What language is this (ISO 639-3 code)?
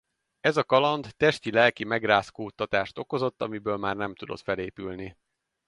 hun